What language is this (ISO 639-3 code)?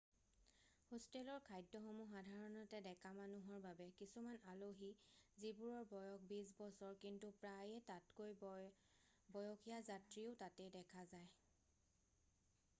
asm